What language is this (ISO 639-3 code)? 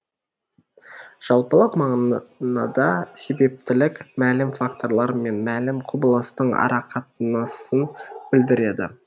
kaz